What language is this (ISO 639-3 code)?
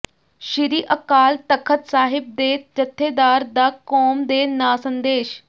pan